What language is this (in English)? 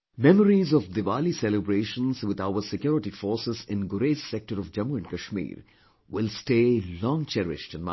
English